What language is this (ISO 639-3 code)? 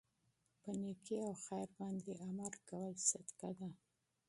pus